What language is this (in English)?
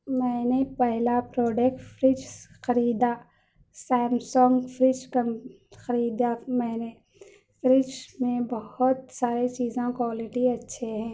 Urdu